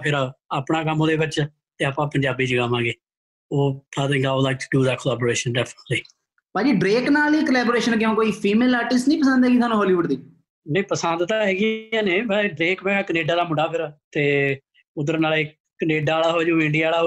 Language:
Punjabi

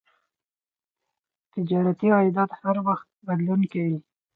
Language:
Pashto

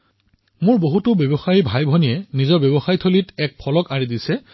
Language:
Assamese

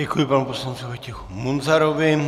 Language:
Czech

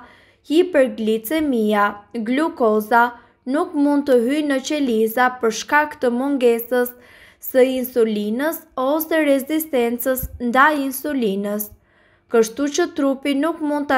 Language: Romanian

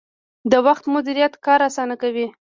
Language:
Pashto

